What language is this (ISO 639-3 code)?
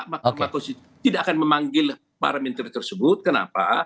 ind